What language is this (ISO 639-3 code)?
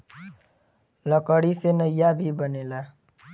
bho